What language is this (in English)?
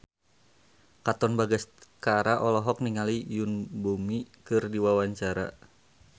Sundanese